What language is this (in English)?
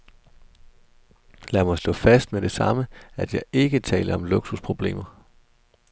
Danish